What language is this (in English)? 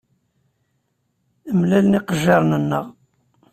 Kabyle